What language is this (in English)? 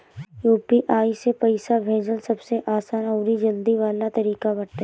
Bhojpuri